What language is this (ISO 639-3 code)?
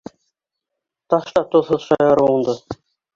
bak